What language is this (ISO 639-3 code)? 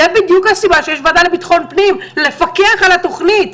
heb